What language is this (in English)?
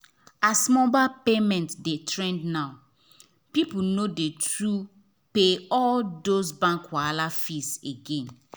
Nigerian Pidgin